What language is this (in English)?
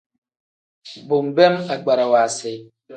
Tem